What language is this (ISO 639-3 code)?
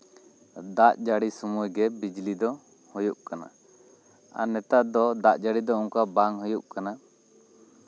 sat